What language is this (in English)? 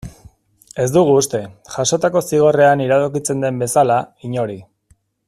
Basque